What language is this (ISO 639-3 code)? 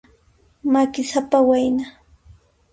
qxp